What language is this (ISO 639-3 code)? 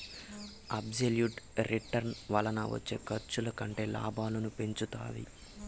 tel